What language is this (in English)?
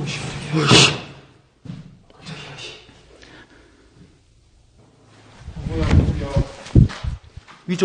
Korean